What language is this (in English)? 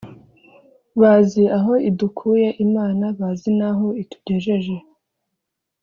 Kinyarwanda